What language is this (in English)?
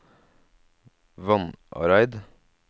Norwegian